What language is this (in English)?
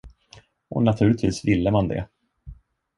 Swedish